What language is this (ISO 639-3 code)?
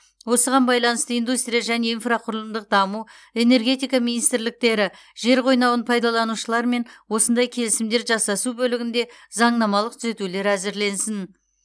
kaz